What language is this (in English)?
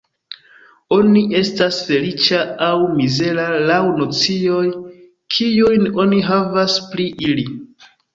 Esperanto